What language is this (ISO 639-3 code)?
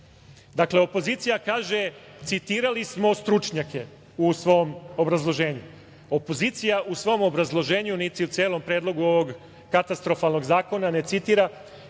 srp